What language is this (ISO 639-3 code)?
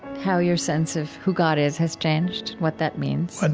eng